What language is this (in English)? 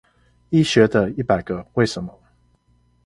Chinese